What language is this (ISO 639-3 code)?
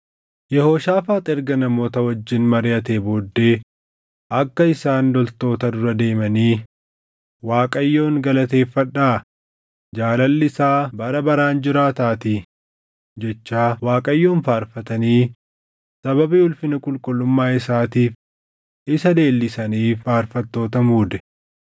orm